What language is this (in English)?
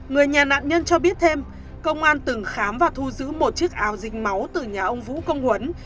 Vietnamese